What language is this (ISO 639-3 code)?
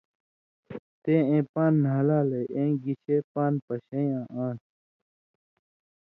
mvy